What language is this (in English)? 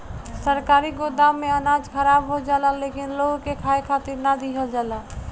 Bhojpuri